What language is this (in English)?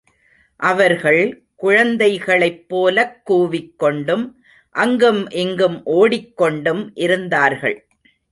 Tamil